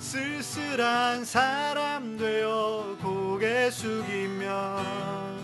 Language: Korean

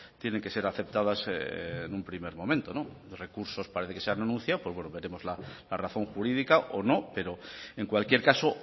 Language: Spanish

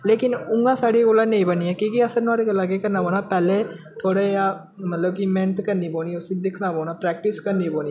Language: Dogri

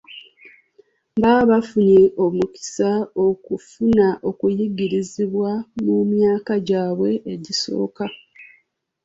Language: Ganda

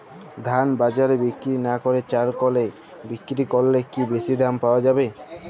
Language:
Bangla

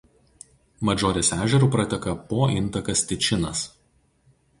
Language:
Lithuanian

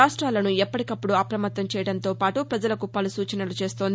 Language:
Telugu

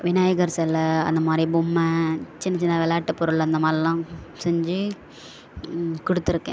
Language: Tamil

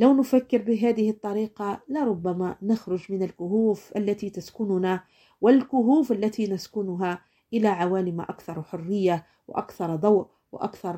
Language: Arabic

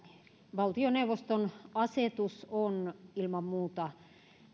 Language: Finnish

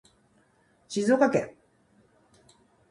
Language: Japanese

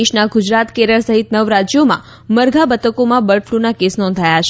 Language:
Gujarati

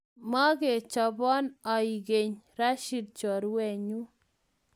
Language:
Kalenjin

